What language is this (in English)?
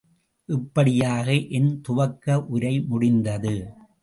Tamil